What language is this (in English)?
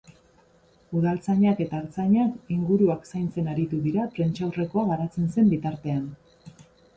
Basque